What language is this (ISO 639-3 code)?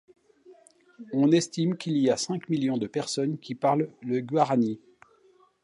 fra